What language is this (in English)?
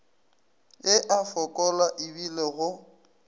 Northern Sotho